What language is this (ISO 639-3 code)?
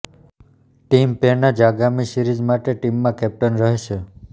guj